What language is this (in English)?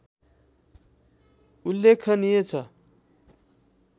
Nepali